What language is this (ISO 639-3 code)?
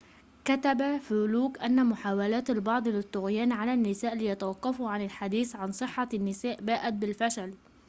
ara